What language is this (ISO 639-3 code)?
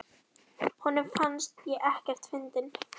isl